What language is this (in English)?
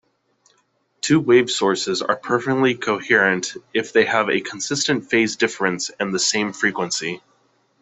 English